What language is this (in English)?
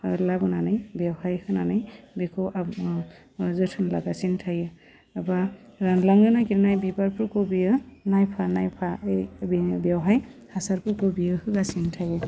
Bodo